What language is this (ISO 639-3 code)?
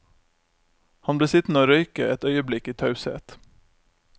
nor